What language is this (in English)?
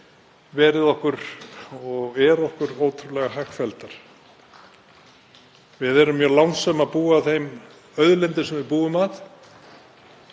Icelandic